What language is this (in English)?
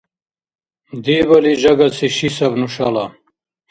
Dargwa